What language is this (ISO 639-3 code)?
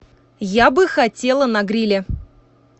rus